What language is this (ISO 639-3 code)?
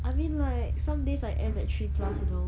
eng